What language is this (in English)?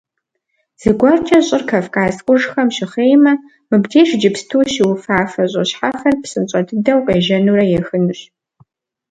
Kabardian